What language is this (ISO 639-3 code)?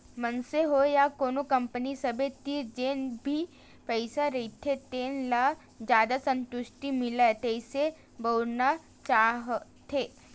hne